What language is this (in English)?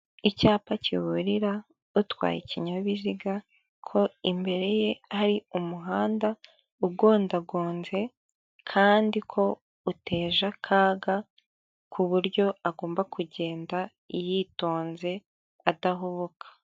Kinyarwanda